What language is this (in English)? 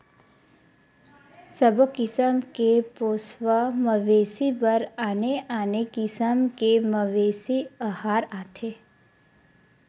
Chhattisgarhi